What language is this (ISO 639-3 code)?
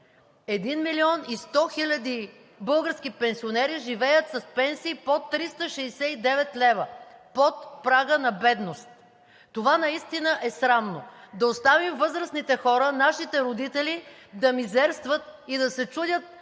bul